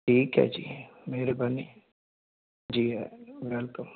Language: Punjabi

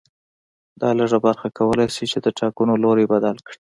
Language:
Pashto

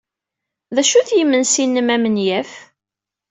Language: Kabyle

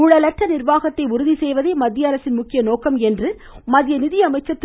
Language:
Tamil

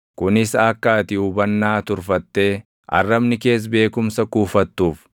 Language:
Oromo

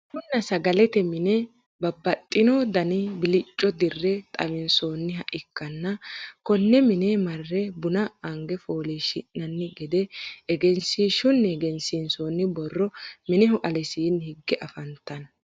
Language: Sidamo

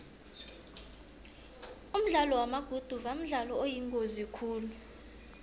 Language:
South Ndebele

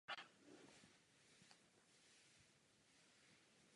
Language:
Czech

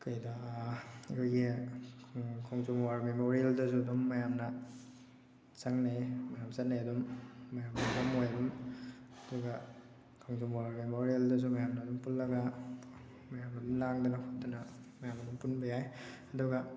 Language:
Manipuri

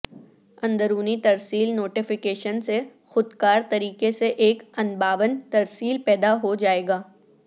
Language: Urdu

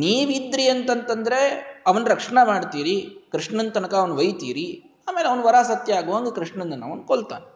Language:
Kannada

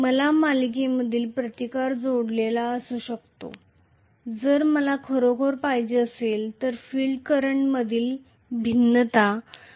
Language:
Marathi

